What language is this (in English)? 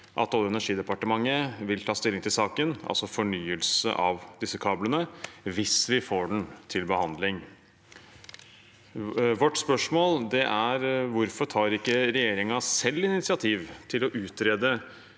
Norwegian